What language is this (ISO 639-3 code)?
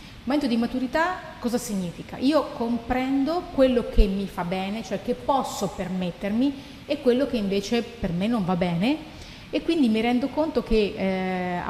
ita